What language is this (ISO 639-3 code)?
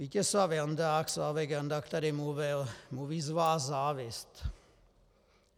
ces